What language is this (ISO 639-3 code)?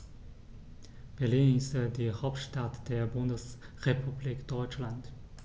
deu